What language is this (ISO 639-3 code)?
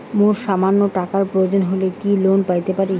ben